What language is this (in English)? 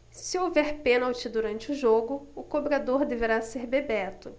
Portuguese